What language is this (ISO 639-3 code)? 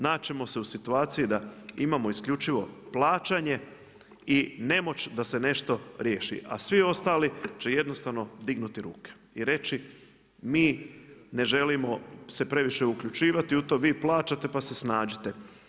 hrv